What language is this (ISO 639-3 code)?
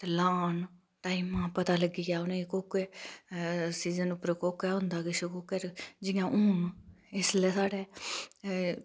doi